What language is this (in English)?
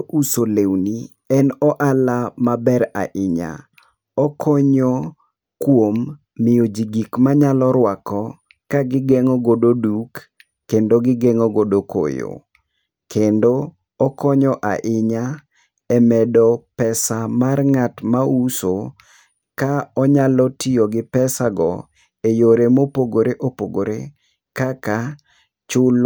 Luo (Kenya and Tanzania)